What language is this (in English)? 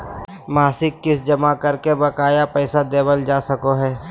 Magahi